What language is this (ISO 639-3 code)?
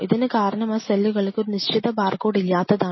mal